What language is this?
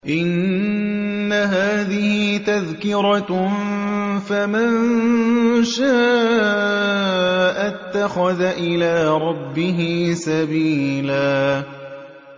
Arabic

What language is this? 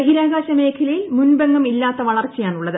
Malayalam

